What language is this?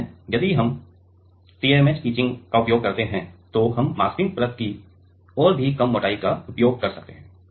Hindi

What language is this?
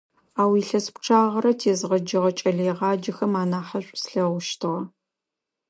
Adyghe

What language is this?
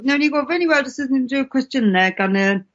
Welsh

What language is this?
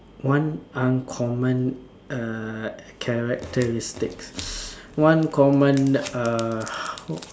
English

